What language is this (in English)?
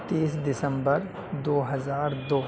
Urdu